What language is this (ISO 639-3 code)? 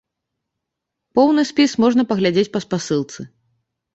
bel